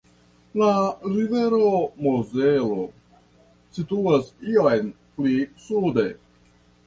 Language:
Esperanto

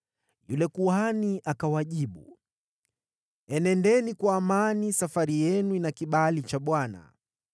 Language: Swahili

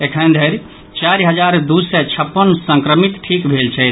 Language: Maithili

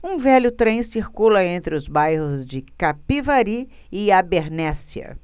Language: Portuguese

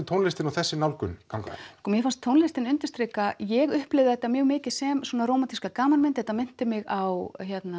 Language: Icelandic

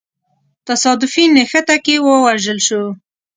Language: Pashto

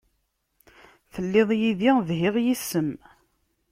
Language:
Kabyle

